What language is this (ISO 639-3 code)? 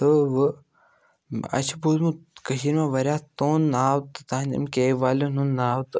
kas